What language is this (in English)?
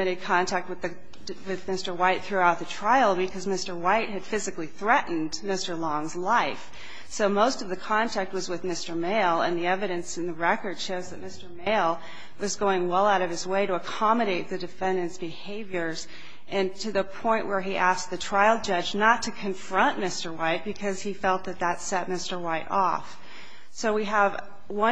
English